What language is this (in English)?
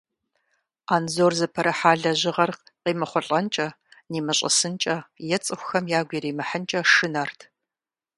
Kabardian